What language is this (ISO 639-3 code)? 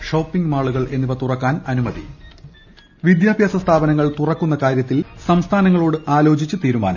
mal